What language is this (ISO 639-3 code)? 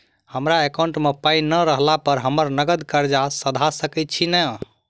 mai